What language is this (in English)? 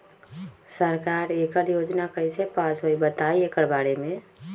Magahi